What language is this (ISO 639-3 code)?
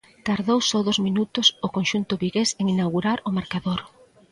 glg